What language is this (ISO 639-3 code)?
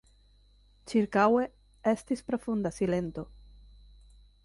epo